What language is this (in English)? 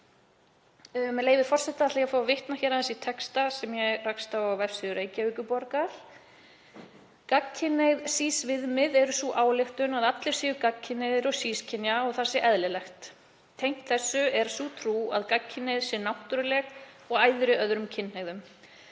Icelandic